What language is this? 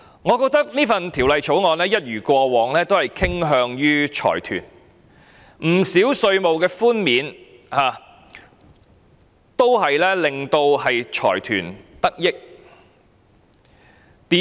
Cantonese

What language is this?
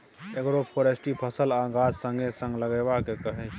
Maithili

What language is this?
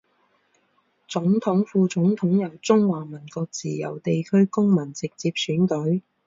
Chinese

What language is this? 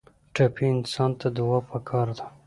Pashto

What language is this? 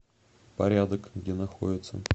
Russian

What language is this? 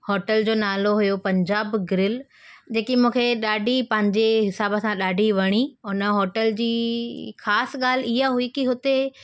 Sindhi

